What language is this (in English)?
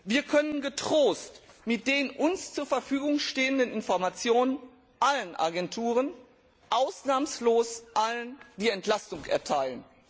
German